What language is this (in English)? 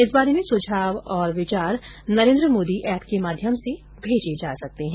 Hindi